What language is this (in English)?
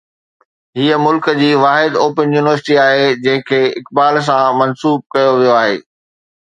Sindhi